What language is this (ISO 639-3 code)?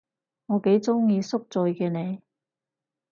yue